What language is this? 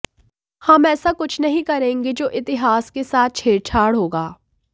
Hindi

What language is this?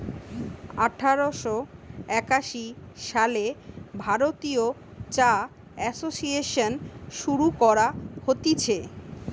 Bangla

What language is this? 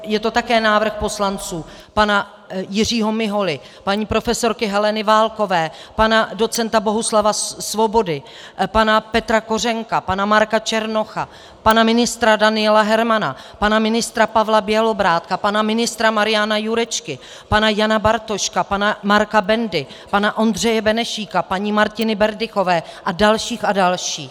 Czech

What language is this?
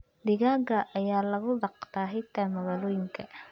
Somali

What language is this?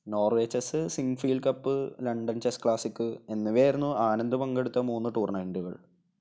Malayalam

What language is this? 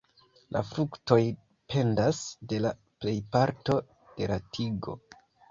Esperanto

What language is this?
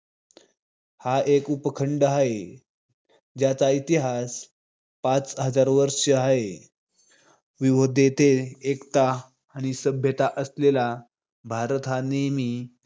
Marathi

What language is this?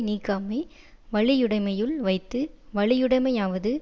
Tamil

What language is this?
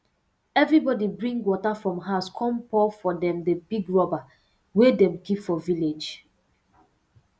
Nigerian Pidgin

